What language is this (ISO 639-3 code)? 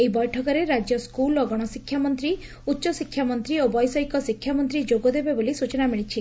ori